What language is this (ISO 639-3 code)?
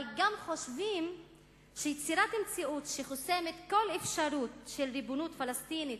heb